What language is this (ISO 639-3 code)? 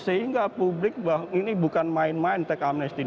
ind